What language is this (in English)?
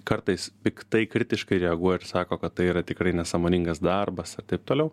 Lithuanian